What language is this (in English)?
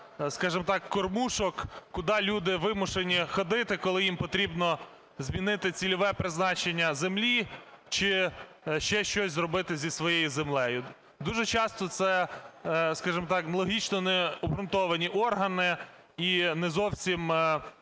Ukrainian